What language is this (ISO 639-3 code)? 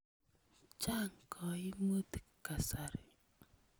kln